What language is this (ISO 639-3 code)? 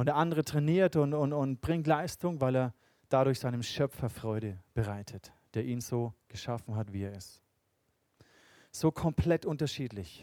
deu